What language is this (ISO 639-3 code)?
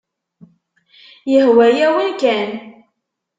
kab